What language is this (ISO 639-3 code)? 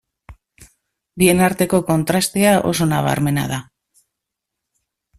eus